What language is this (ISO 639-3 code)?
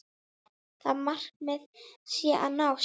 isl